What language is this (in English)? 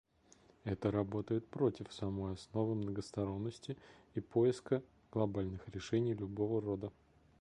Russian